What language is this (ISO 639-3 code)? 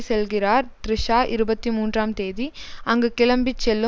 tam